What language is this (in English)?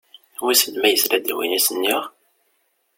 Kabyle